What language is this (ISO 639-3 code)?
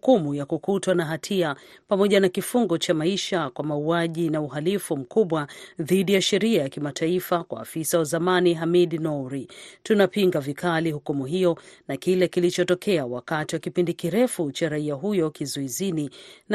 swa